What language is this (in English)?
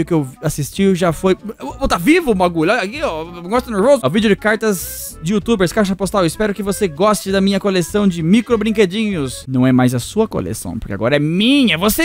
Portuguese